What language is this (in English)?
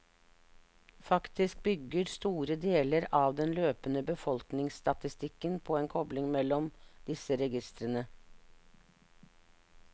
Norwegian